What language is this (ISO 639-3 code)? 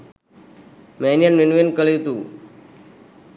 sin